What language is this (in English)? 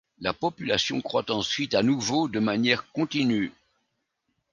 French